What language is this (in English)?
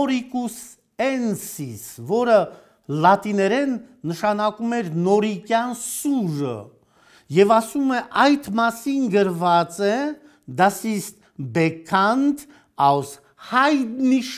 Turkish